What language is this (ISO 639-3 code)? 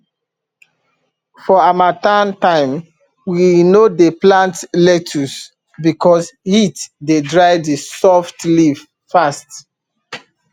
pcm